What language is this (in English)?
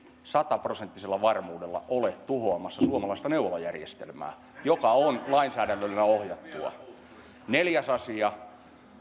Finnish